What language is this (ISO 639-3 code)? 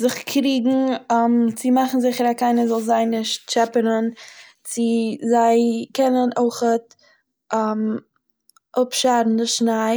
yid